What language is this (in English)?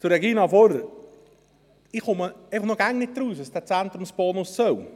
Swiss German